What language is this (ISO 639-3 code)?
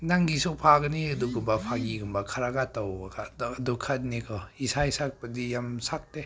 mni